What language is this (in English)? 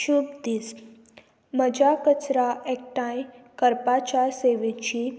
Konkani